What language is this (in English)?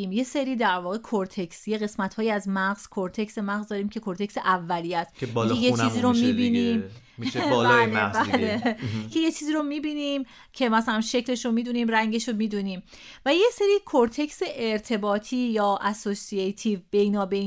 Persian